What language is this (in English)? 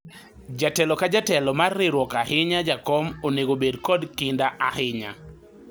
Luo (Kenya and Tanzania)